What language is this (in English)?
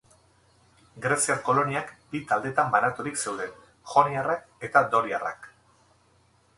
Basque